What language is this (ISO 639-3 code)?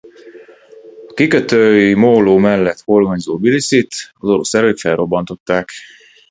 hun